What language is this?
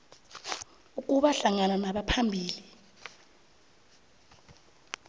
South Ndebele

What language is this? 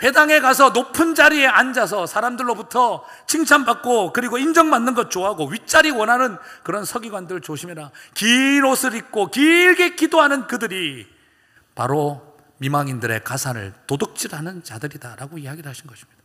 Korean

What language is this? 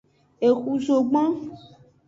Aja (Benin)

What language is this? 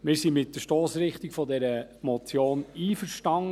Swiss German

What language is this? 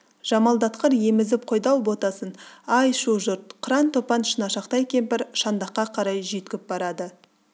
Kazakh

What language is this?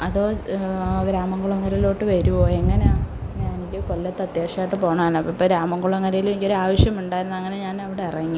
Malayalam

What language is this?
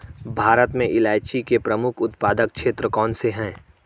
Hindi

